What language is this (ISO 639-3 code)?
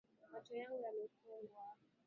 swa